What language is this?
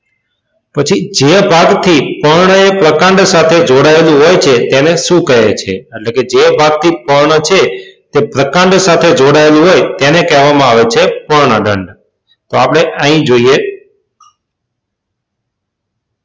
Gujarati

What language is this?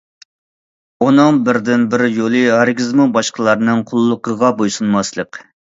Uyghur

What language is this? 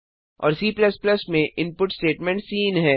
Hindi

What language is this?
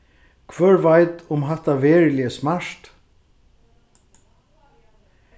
Faroese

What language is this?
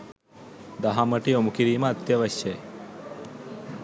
Sinhala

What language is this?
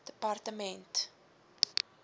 Afrikaans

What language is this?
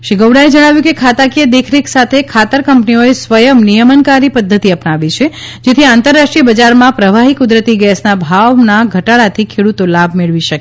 Gujarati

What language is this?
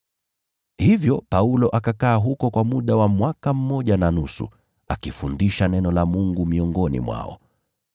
Swahili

